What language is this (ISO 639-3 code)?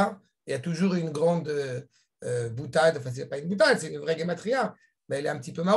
fra